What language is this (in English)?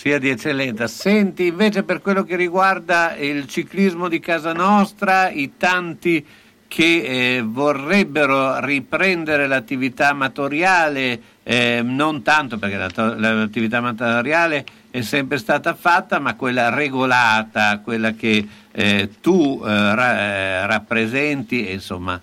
Italian